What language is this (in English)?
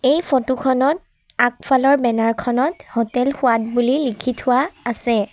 Assamese